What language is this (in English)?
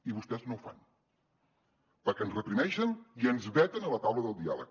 Catalan